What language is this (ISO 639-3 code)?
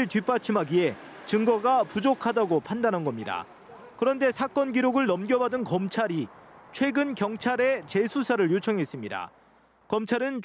kor